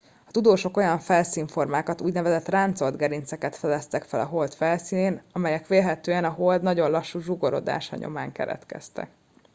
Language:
Hungarian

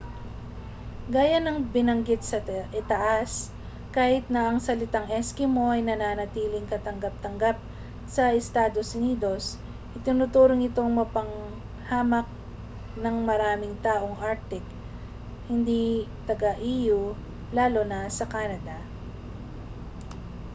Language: Filipino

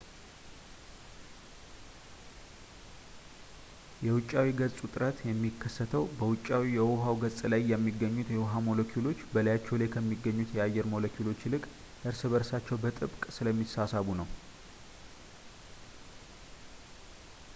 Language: Amharic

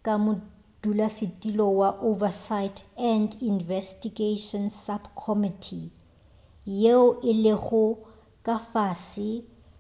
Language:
Northern Sotho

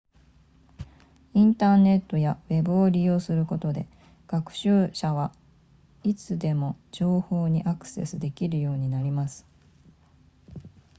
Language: Japanese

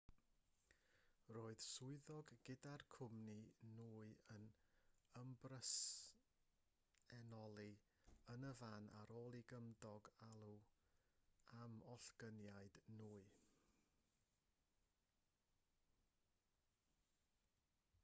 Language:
Welsh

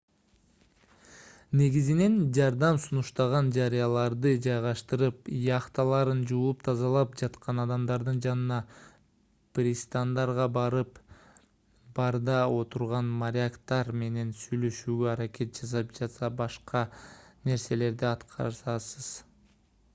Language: Kyrgyz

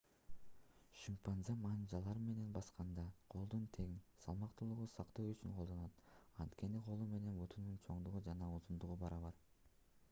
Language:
Kyrgyz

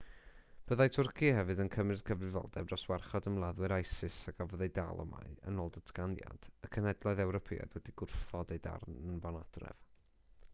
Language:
Welsh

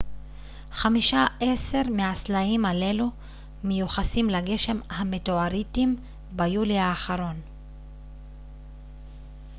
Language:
Hebrew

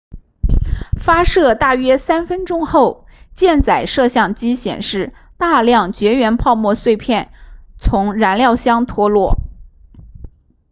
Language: Chinese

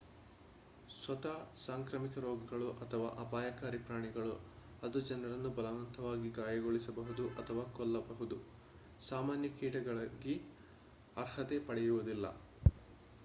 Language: Kannada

